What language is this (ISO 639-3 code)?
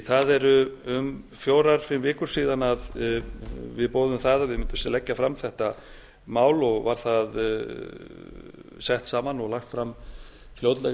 isl